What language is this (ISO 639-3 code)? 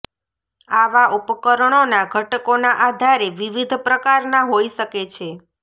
guj